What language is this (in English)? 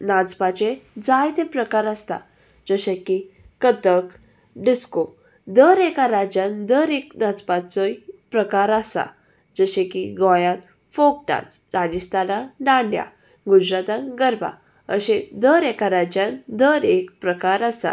Konkani